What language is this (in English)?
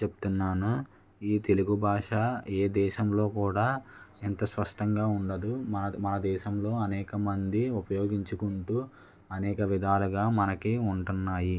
Telugu